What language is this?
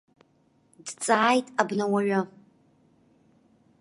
Abkhazian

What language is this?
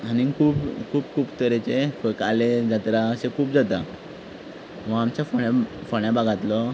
Konkani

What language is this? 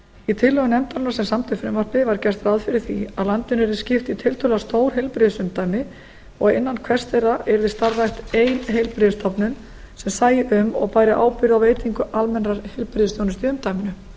Icelandic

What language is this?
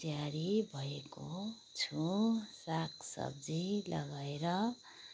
Nepali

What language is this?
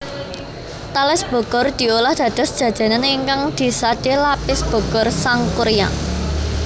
Javanese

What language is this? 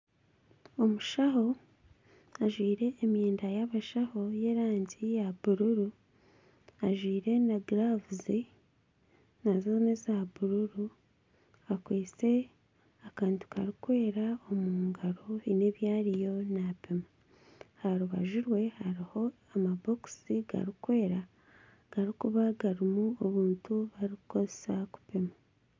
Nyankole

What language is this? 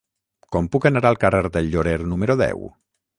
Catalan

